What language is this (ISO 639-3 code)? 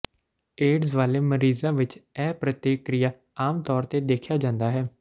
pan